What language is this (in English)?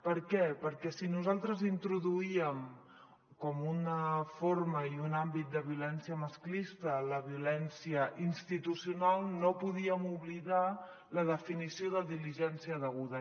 Catalan